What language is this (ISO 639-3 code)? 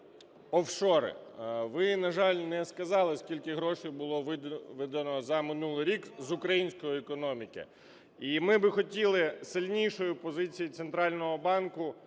ukr